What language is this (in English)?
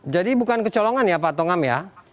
Indonesian